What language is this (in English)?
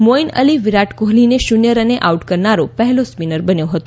Gujarati